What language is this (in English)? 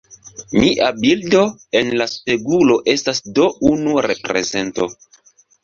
Esperanto